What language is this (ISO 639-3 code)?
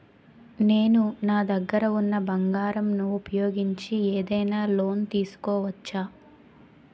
tel